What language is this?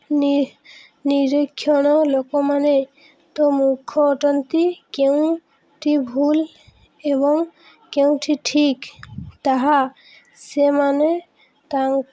Odia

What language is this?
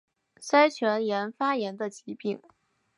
Chinese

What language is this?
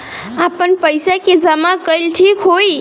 Bhojpuri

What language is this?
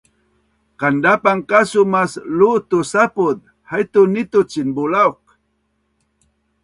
Bunun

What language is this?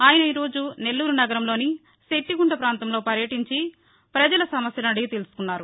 Telugu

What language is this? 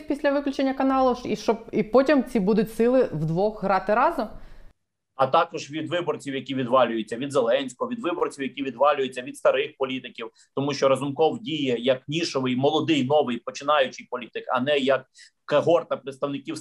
Ukrainian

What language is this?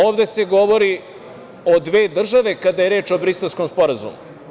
Serbian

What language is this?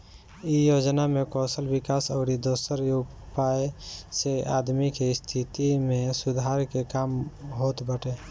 Bhojpuri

